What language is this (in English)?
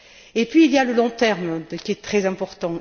French